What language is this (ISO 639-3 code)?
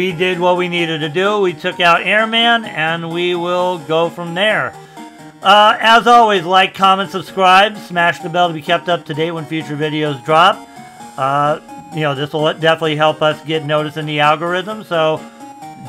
eng